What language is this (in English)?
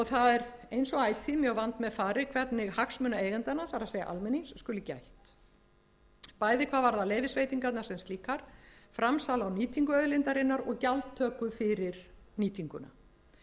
Icelandic